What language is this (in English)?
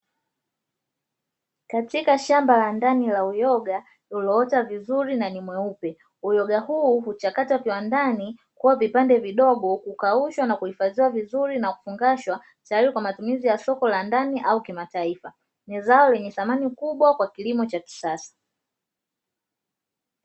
Swahili